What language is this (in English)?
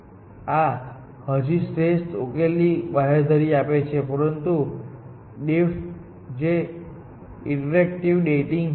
Gujarati